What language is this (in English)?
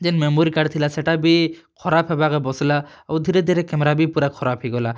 Odia